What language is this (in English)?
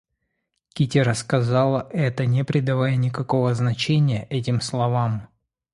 Russian